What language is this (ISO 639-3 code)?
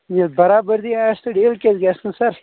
kas